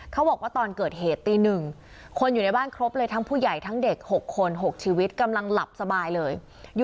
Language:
Thai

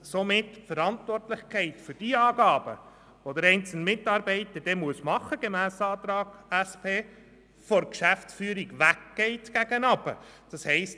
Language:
Swiss German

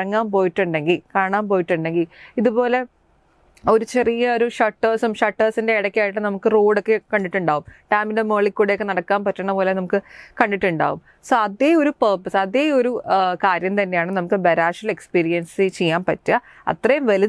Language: Malayalam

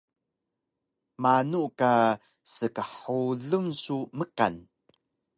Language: Taroko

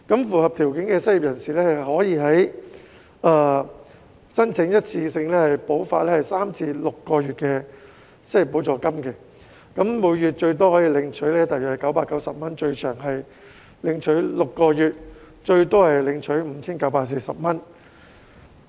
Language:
Cantonese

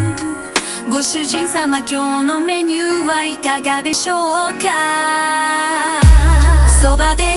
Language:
Japanese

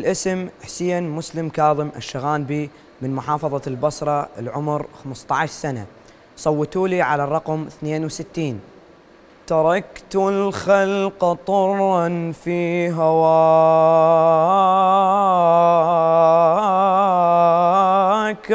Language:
Arabic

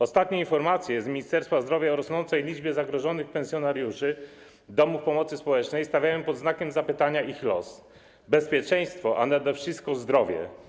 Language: Polish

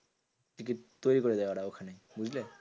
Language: Bangla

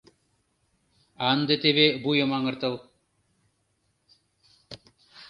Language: Mari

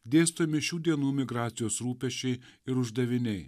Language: Lithuanian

